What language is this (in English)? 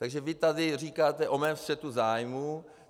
Czech